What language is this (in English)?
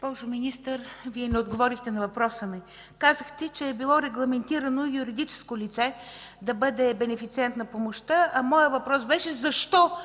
Bulgarian